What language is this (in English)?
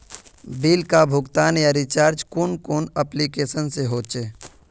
Magahi